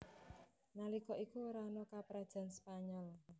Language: Javanese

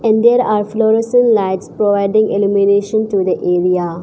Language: English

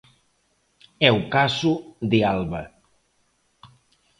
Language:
Galician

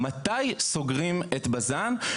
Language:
Hebrew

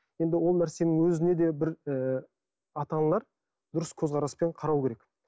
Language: Kazakh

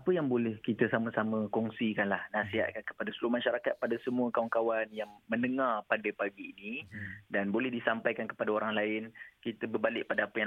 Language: Malay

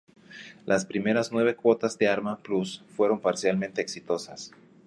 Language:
Spanish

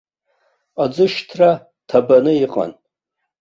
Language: Abkhazian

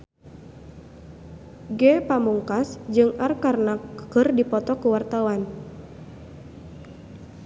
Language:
Sundanese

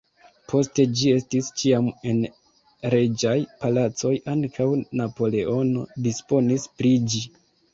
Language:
Esperanto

